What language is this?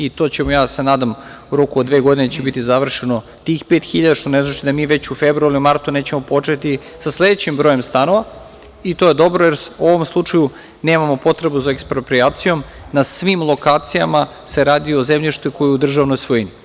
Serbian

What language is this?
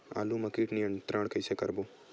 Chhattisgarhi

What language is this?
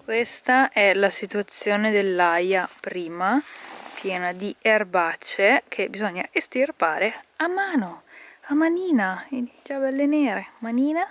Italian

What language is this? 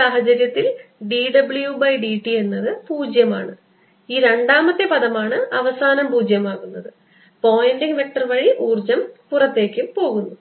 Malayalam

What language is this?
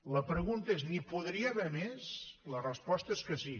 Catalan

